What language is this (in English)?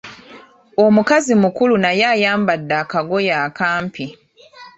Ganda